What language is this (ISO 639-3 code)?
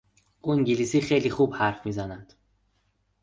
fas